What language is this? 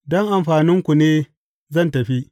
Hausa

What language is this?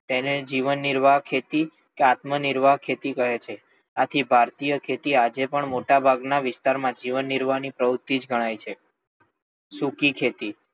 Gujarati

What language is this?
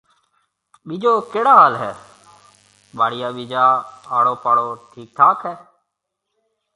Marwari (Pakistan)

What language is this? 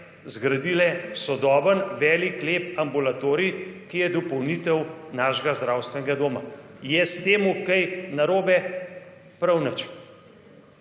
Slovenian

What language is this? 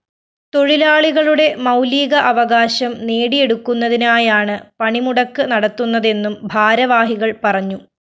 Malayalam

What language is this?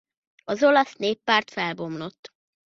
Hungarian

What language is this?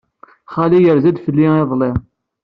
Kabyle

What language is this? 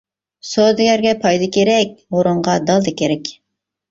Uyghur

